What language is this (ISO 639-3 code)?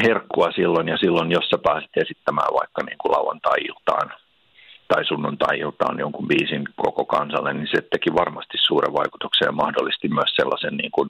fin